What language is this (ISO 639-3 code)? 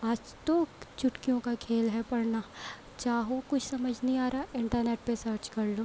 urd